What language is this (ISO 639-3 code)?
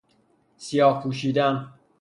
fas